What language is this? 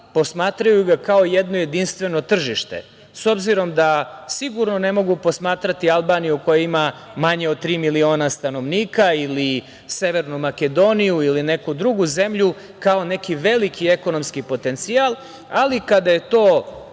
Serbian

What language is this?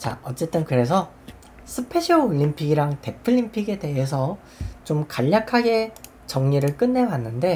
Korean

